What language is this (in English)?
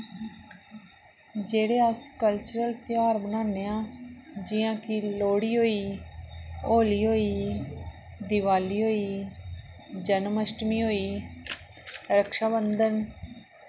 Dogri